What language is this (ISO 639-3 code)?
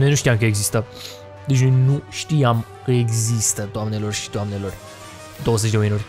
ron